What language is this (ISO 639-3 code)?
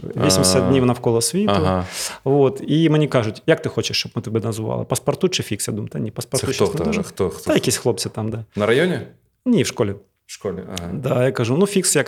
ukr